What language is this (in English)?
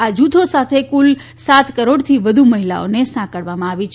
Gujarati